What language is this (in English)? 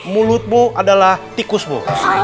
Indonesian